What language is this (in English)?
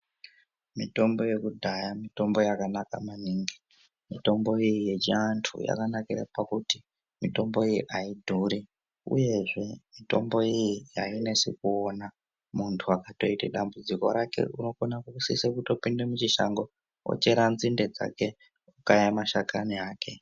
Ndau